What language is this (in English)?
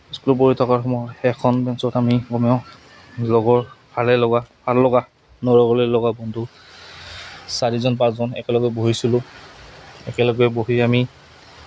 Assamese